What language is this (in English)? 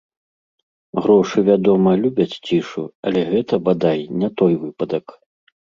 Belarusian